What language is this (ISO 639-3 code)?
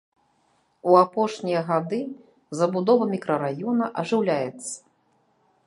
bel